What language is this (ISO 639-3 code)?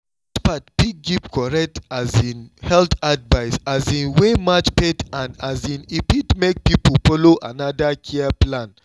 pcm